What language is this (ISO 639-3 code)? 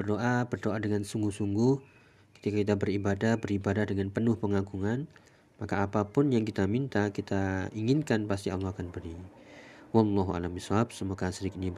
ind